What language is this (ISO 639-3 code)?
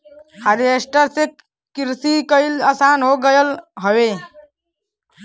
bho